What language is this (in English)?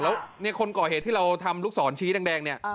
Thai